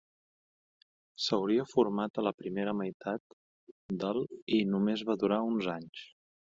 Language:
Catalan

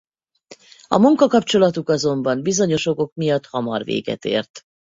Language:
Hungarian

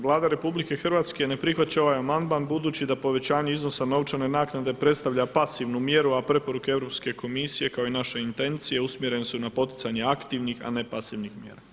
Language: Croatian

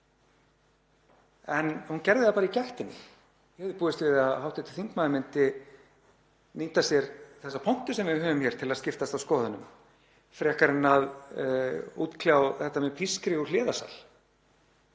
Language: Icelandic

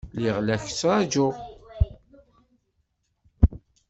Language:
Kabyle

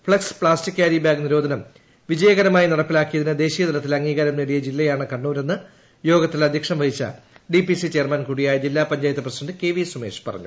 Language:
Malayalam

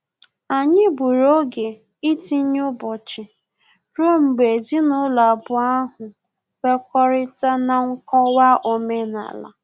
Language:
Igbo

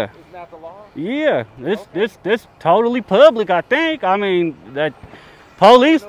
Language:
English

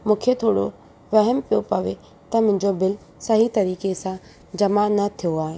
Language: Sindhi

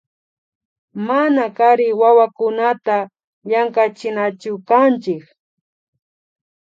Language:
Imbabura Highland Quichua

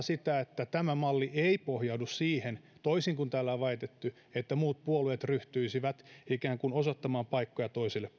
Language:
Finnish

